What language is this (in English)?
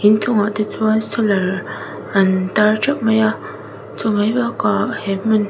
Mizo